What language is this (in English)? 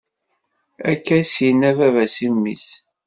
Kabyle